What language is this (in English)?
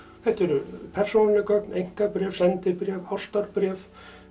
Icelandic